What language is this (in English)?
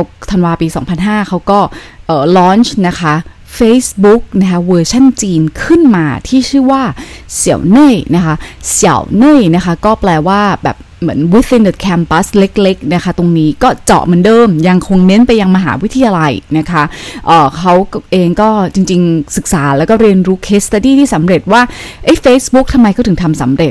Thai